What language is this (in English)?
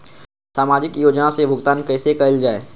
Magahi